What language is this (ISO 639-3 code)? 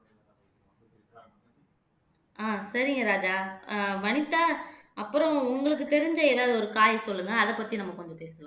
tam